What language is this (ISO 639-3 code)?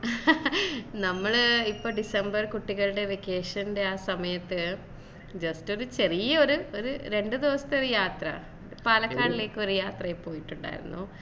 mal